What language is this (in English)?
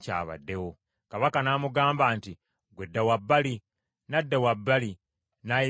Ganda